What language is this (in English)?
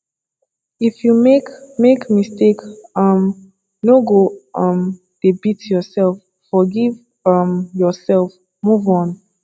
Nigerian Pidgin